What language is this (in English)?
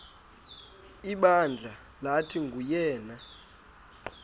Xhosa